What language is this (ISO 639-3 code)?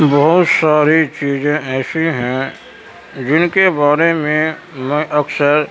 urd